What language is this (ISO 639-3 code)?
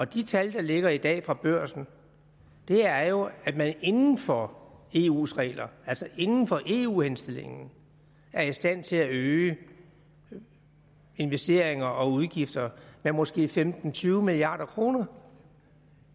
dan